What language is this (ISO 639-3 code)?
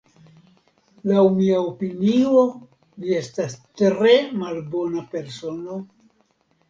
epo